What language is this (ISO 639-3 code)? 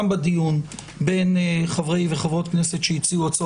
heb